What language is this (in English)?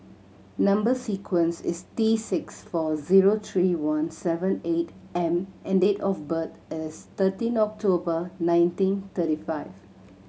English